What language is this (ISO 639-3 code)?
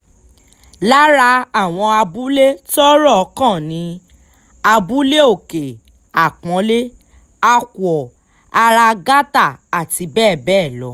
yor